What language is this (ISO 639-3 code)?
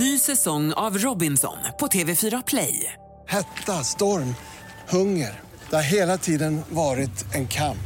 swe